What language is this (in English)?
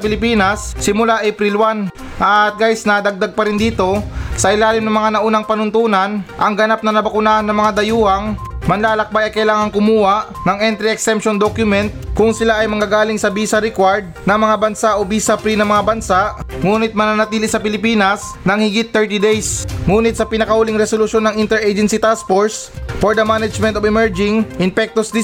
Filipino